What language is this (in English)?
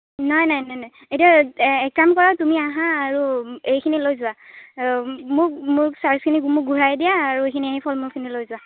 Assamese